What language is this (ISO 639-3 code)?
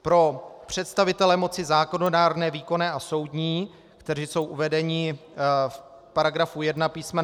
ces